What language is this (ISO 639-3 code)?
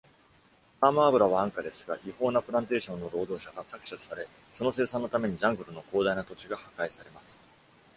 jpn